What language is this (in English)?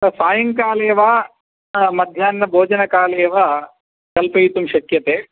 Sanskrit